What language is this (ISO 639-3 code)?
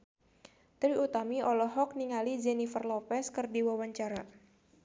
sun